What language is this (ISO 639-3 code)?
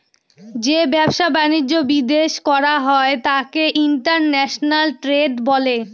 ben